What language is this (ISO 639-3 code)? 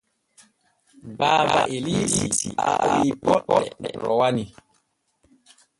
fue